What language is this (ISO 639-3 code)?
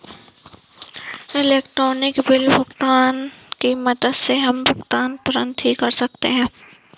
hin